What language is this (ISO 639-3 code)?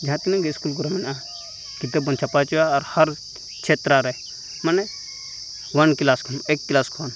sat